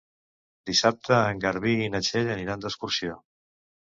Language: Catalan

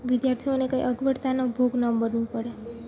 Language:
Gujarati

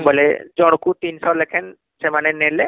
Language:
Odia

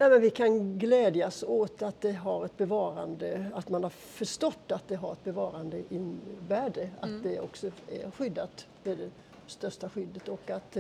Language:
Swedish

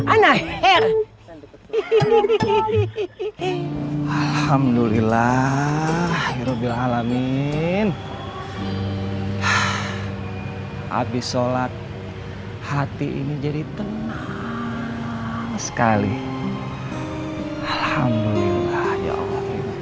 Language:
Indonesian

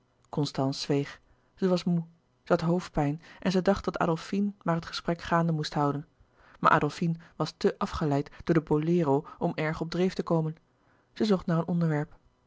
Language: Dutch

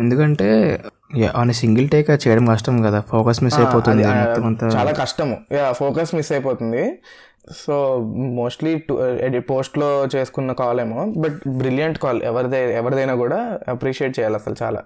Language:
Telugu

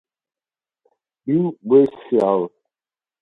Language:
Italian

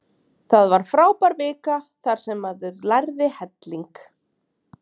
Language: Icelandic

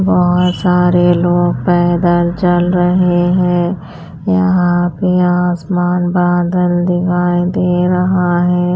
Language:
Hindi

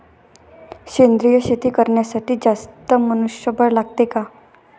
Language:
Marathi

